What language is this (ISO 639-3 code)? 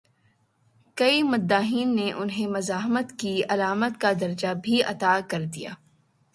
urd